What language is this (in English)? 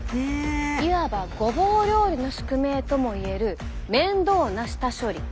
Japanese